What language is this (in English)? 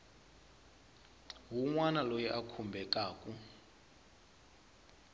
Tsonga